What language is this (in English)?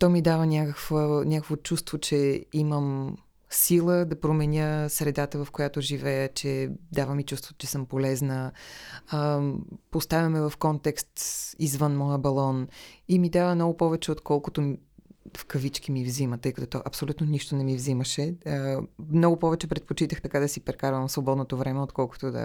Bulgarian